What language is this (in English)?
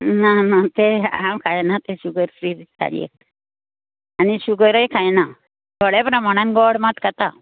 Konkani